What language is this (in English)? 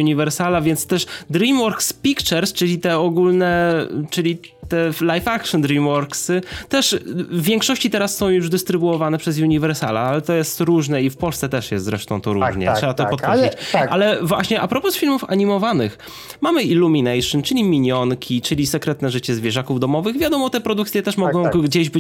Polish